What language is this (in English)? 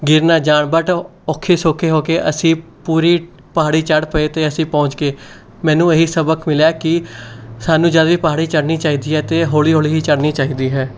Punjabi